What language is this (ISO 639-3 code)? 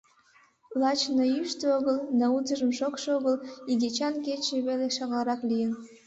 chm